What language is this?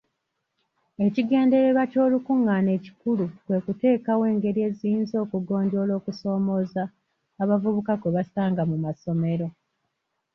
Ganda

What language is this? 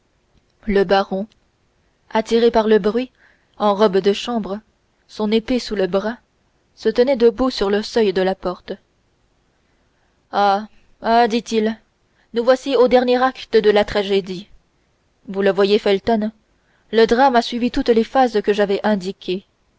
French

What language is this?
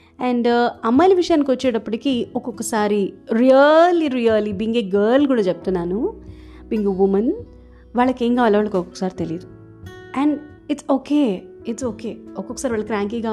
Telugu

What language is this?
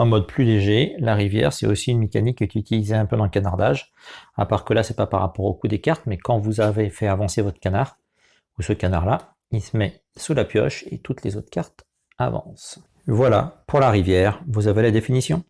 French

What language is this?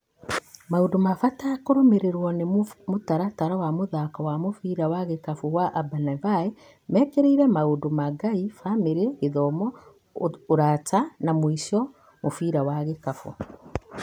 Kikuyu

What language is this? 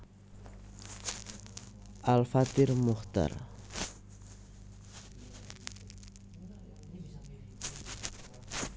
Javanese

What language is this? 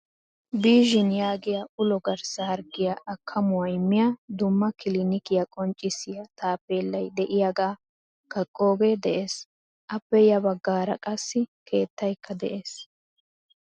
Wolaytta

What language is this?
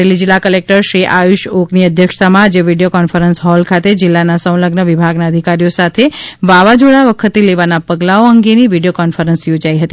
Gujarati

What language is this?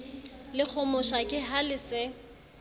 Southern Sotho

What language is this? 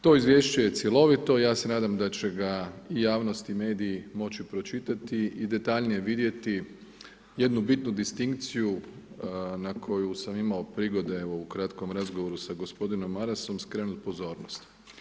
Croatian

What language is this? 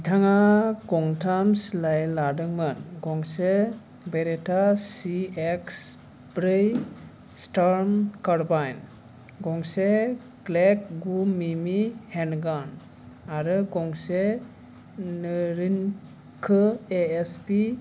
Bodo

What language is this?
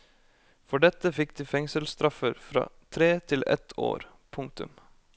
Norwegian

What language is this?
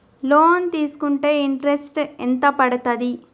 Telugu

